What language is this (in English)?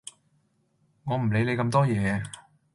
Cantonese